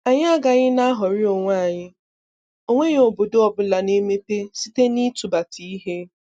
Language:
Igbo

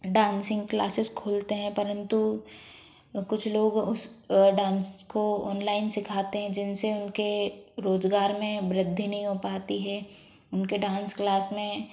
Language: Hindi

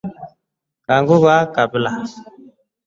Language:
Swahili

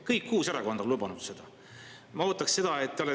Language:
Estonian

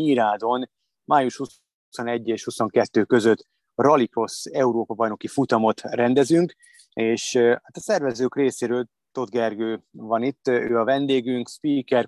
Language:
Hungarian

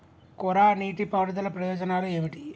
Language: Telugu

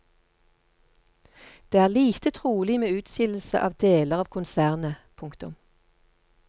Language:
Norwegian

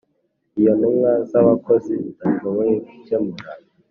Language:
Kinyarwanda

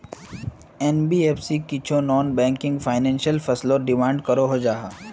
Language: Magahi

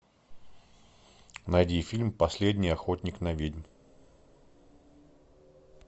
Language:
Russian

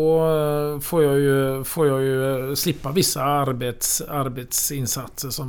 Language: Swedish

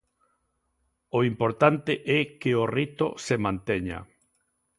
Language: Galician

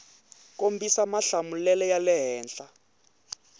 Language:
Tsonga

